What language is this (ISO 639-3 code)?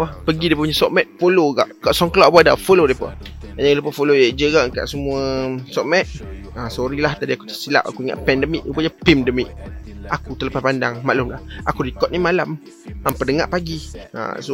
msa